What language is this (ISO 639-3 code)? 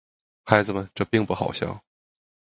zho